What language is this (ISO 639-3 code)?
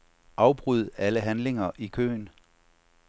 dan